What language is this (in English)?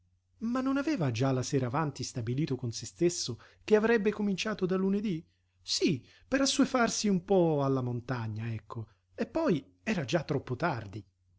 Italian